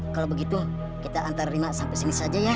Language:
Indonesian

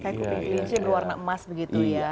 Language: Indonesian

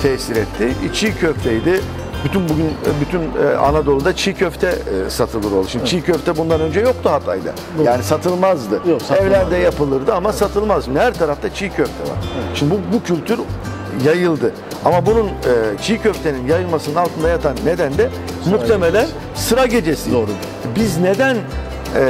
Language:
Turkish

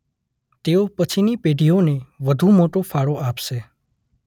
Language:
Gujarati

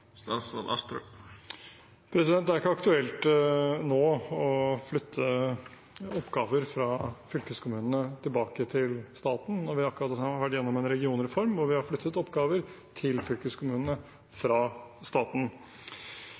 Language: Norwegian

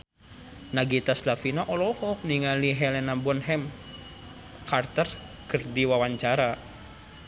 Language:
Sundanese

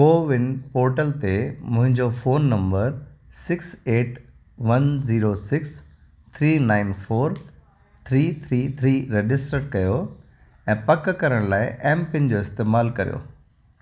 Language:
Sindhi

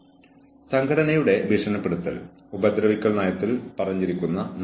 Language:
Malayalam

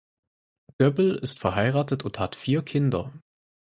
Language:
German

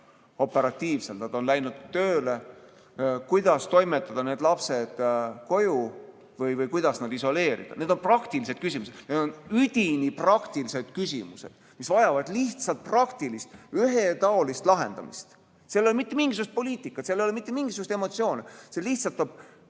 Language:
Estonian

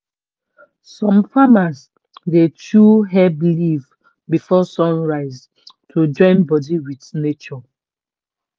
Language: Nigerian Pidgin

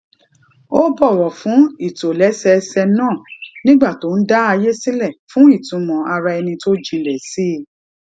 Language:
Yoruba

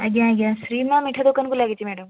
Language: Odia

